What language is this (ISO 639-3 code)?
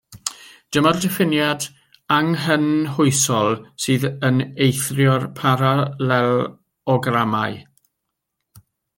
cym